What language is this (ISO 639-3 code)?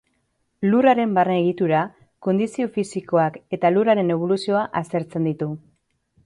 eus